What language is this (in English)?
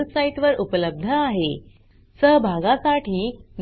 Marathi